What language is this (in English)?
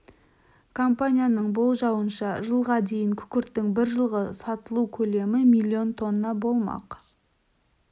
Kazakh